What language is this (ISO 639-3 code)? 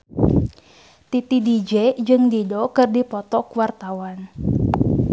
sun